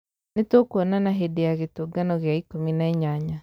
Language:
Kikuyu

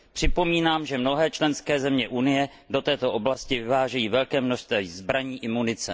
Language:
Czech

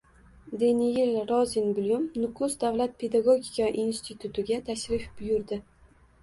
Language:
Uzbek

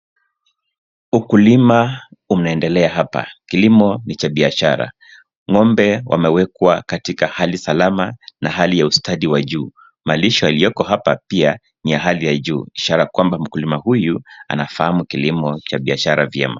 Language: Swahili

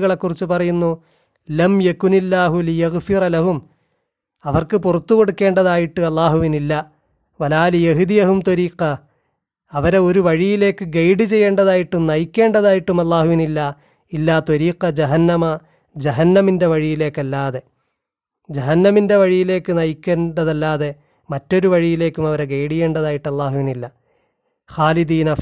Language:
Malayalam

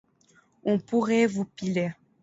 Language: French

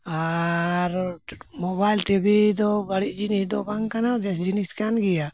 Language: Santali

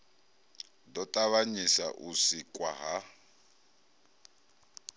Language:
Venda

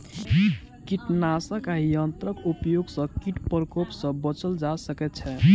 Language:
Maithili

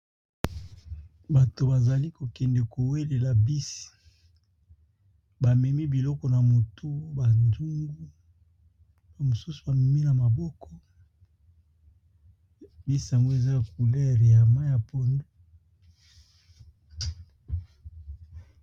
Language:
Lingala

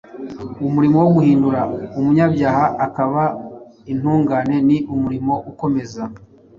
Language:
Kinyarwanda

